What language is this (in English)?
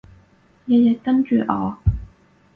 Cantonese